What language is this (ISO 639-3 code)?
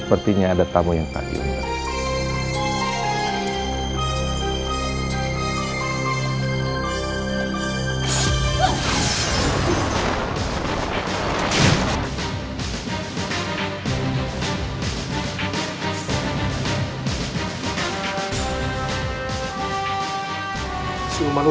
ind